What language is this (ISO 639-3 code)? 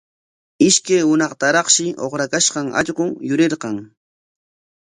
qwa